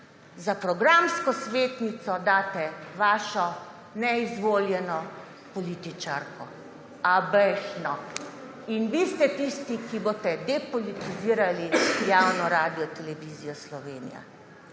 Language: Slovenian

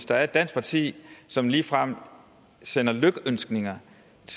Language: Danish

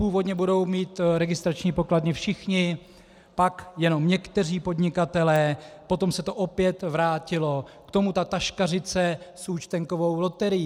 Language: Czech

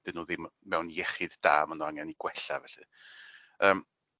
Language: Welsh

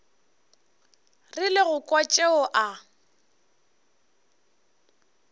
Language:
Northern Sotho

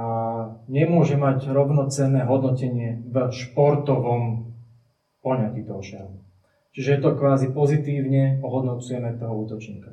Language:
Slovak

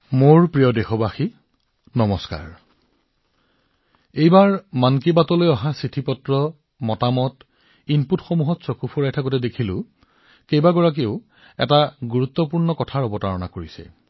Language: Assamese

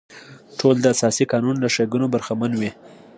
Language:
Pashto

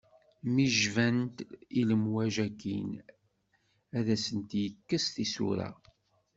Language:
Kabyle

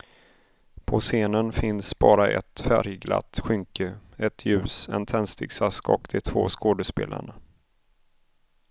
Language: Swedish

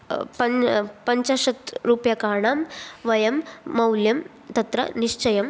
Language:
Sanskrit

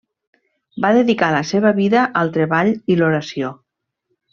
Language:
Catalan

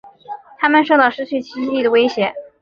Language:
Chinese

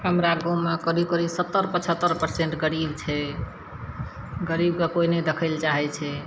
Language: Maithili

